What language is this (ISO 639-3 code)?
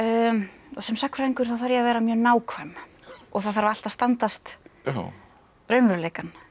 isl